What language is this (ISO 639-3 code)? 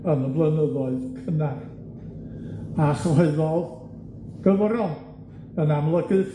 cym